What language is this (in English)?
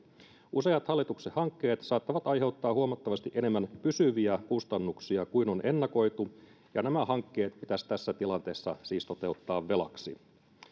Finnish